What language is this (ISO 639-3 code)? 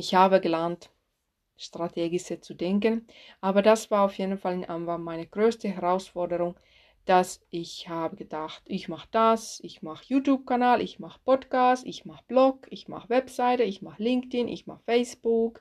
deu